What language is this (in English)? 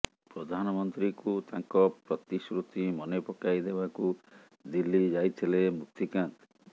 Odia